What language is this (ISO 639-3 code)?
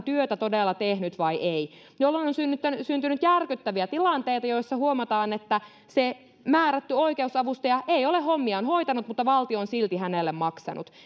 fin